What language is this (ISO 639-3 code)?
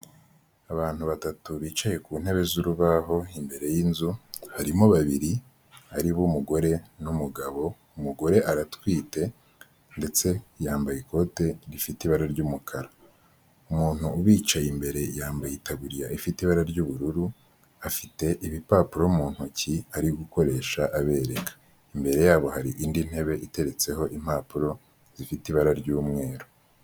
kin